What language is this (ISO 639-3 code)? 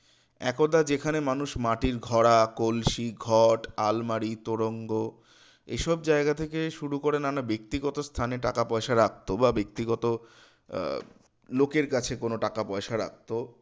ben